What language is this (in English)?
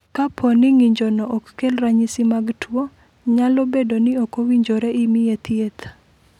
Luo (Kenya and Tanzania)